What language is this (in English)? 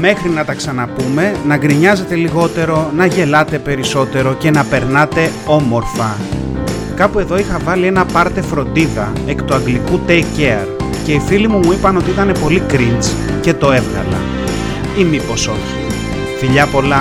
Greek